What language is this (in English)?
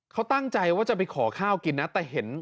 Thai